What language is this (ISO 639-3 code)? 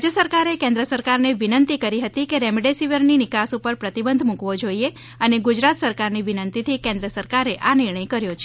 guj